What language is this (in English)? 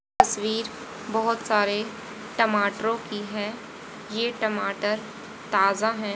Hindi